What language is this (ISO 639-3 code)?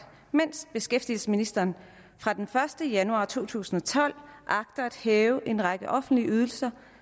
dan